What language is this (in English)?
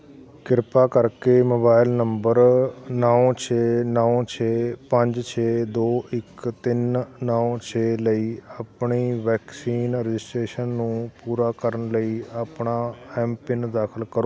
Punjabi